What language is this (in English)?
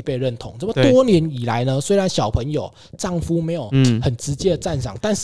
Chinese